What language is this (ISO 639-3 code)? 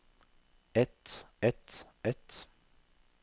nor